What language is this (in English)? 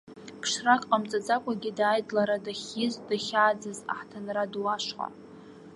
Abkhazian